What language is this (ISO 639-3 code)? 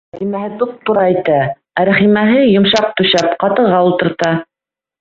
bak